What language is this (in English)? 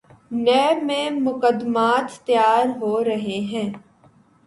Urdu